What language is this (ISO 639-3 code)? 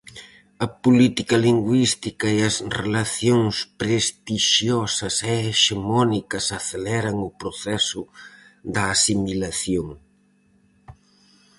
glg